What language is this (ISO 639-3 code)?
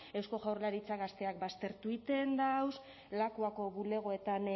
eus